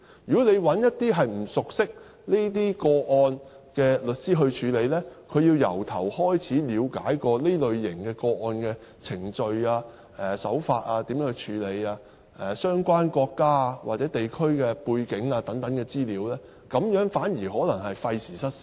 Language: Cantonese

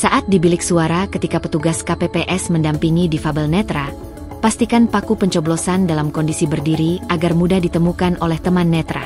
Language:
Indonesian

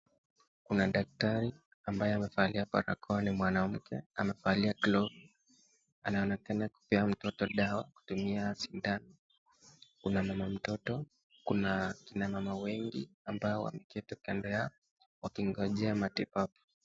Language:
Swahili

